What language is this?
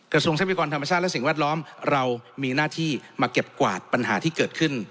Thai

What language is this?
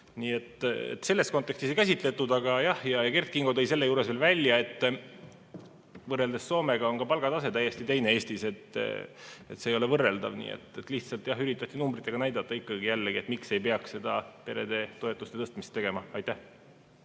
Estonian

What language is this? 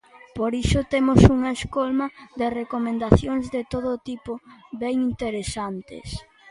Galician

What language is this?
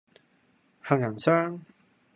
Cantonese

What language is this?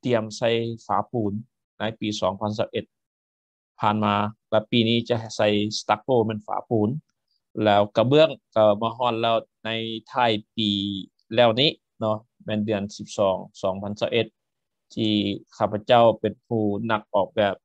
Thai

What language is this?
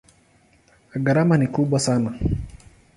Swahili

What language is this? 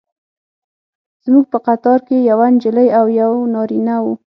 Pashto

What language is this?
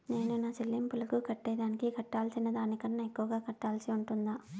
Telugu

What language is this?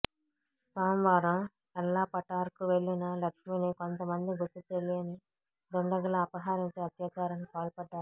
Telugu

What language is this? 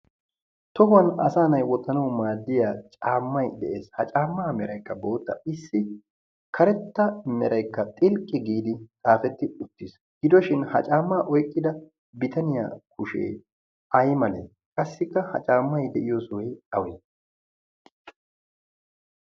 Wolaytta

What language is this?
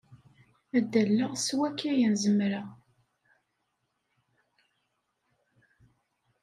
Kabyle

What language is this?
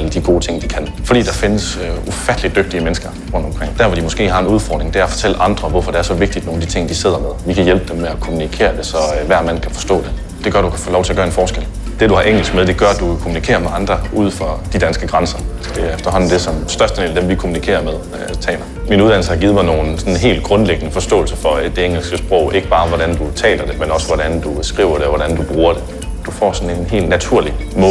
Danish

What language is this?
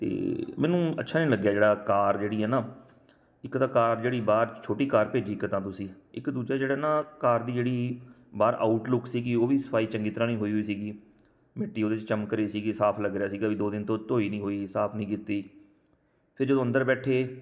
Punjabi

